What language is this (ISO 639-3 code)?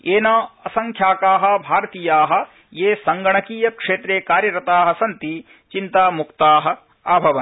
san